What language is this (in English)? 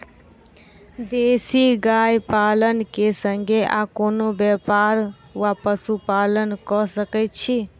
Maithili